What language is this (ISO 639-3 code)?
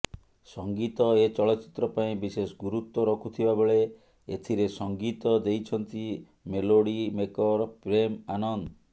ori